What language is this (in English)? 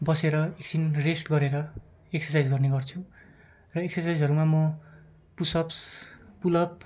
Nepali